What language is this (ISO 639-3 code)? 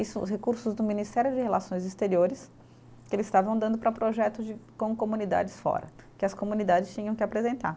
por